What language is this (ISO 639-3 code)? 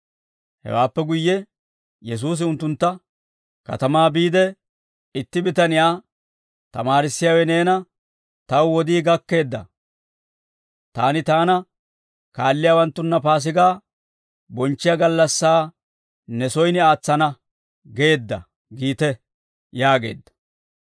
dwr